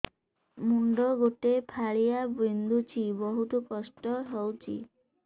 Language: Odia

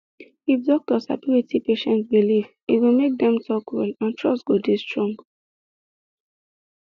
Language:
Nigerian Pidgin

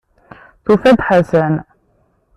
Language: Kabyle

